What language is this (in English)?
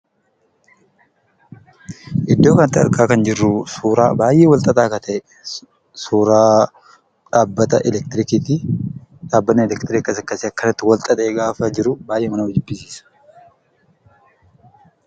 Oromo